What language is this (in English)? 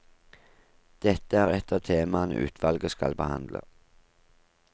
Norwegian